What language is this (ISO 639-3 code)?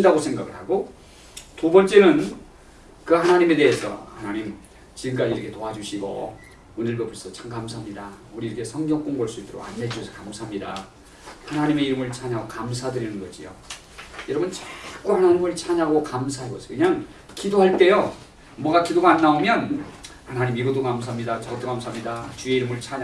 kor